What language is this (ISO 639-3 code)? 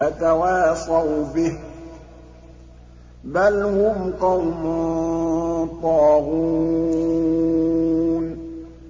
ara